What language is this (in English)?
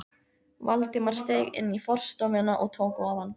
Icelandic